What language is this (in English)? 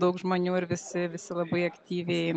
Lithuanian